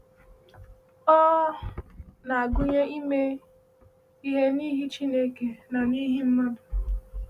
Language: Igbo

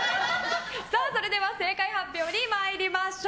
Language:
Japanese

